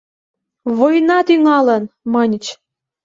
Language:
Mari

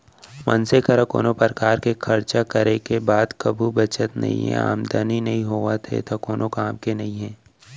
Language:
Chhattisgarhi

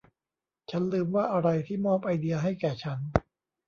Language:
Thai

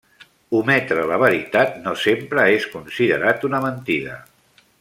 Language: Catalan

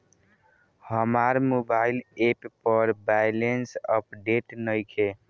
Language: Bhojpuri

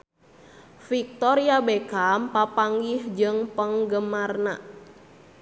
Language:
Sundanese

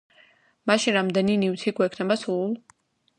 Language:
Georgian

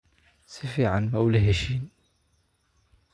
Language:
Somali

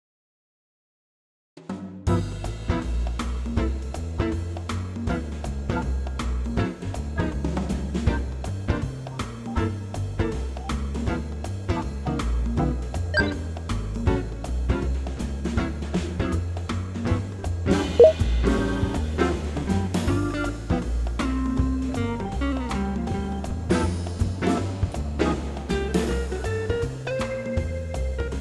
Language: Japanese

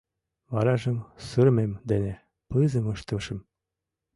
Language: Mari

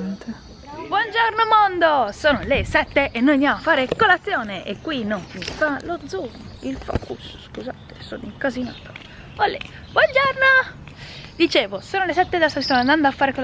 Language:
Italian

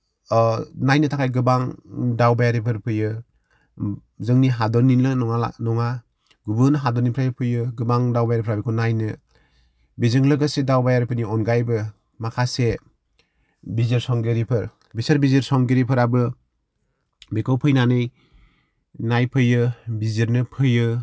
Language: Bodo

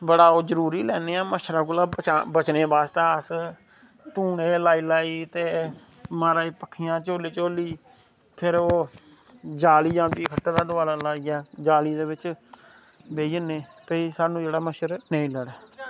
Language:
Dogri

